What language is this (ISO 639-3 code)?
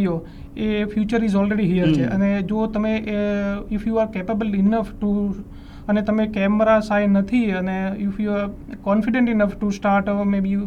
guj